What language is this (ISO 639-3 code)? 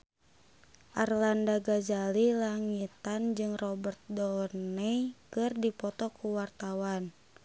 sun